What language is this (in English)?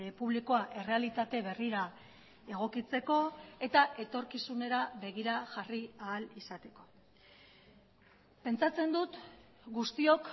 Basque